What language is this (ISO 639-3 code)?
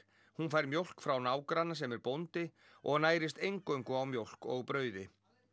isl